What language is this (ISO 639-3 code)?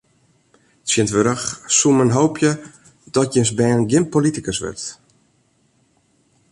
fry